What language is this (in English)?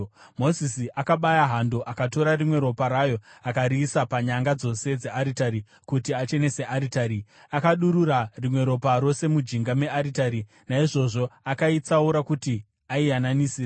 Shona